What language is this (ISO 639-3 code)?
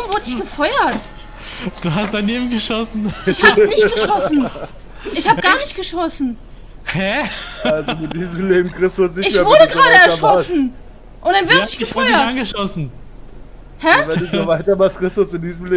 deu